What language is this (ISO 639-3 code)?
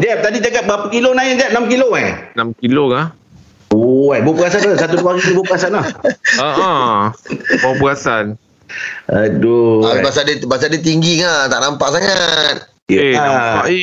msa